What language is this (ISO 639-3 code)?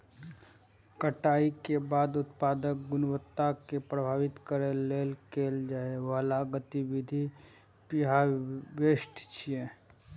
mai